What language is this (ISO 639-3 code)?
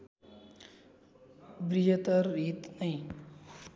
nep